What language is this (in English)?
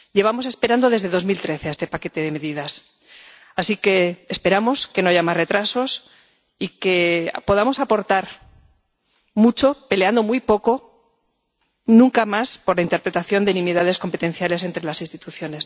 Spanish